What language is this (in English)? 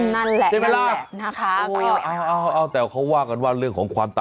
Thai